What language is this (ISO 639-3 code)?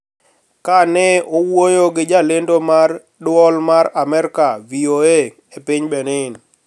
luo